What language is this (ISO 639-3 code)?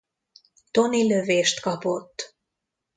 hun